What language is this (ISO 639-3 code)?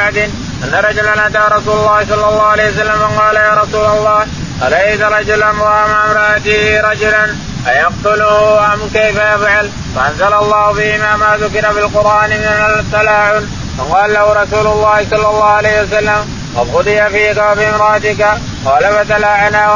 ara